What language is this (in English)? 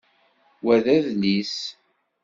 Kabyle